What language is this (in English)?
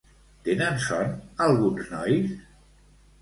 Catalan